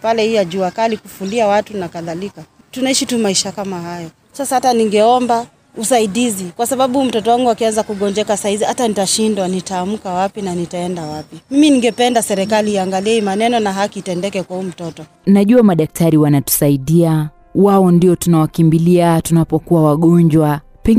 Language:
Swahili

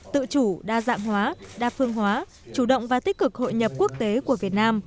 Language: Vietnamese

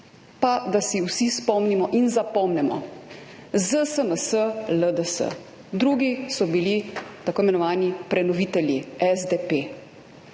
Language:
Slovenian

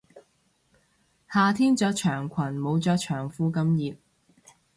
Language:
Cantonese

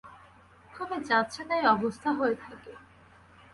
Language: Bangla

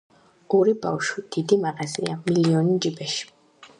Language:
Georgian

